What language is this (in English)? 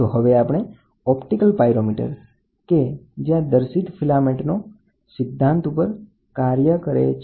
Gujarati